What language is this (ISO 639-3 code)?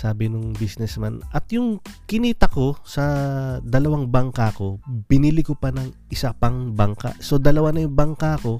fil